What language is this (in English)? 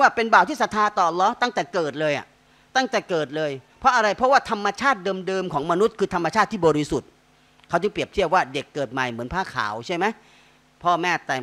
Thai